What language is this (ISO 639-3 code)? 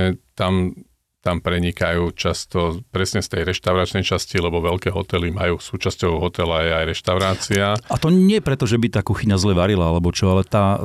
slk